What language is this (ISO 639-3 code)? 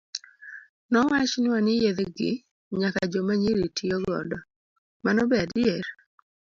luo